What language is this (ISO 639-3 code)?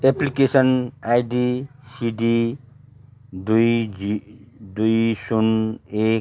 nep